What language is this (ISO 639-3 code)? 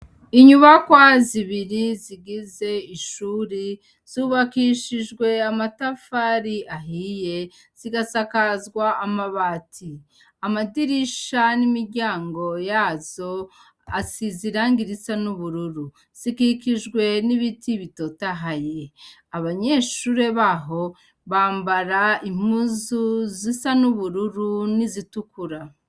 run